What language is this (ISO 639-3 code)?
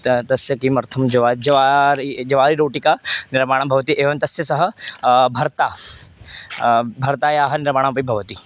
san